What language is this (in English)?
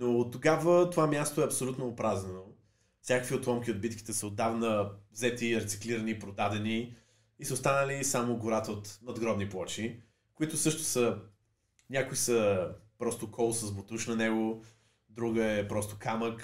Bulgarian